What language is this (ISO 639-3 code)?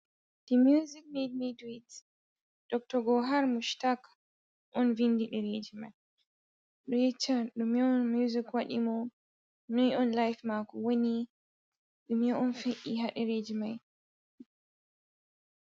ful